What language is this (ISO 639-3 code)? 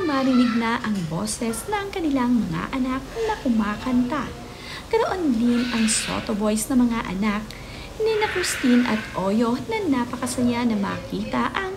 fil